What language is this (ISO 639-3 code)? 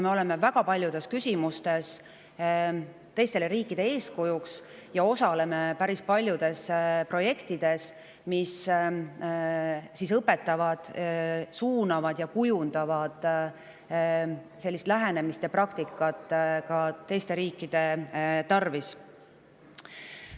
est